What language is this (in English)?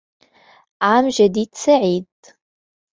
Arabic